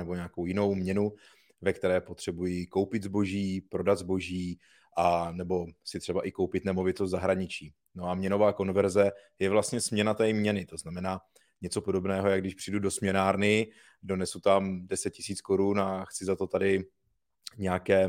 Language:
Czech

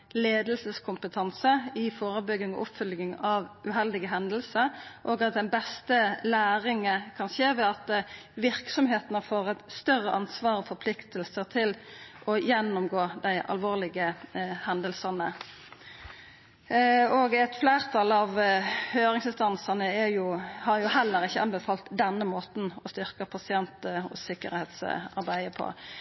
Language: Norwegian Nynorsk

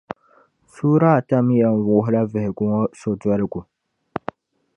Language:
Dagbani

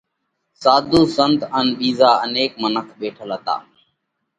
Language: Parkari Koli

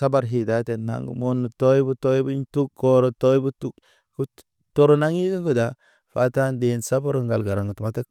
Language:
Naba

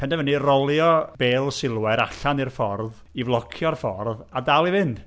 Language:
Welsh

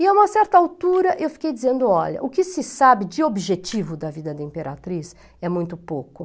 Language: Portuguese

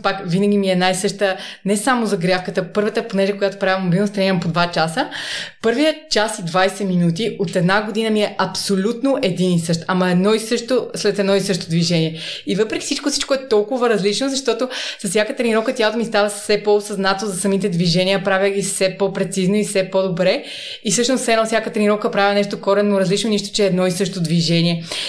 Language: Bulgarian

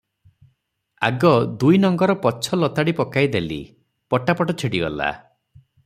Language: Odia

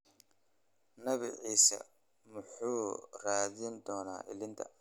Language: Somali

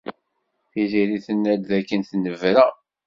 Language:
Kabyle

